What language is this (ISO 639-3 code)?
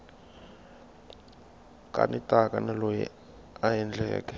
tso